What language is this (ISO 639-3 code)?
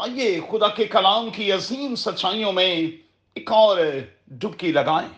urd